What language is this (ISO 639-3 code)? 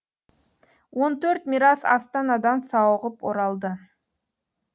kaz